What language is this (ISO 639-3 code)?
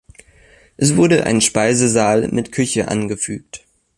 deu